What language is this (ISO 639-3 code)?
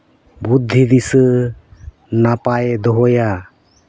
sat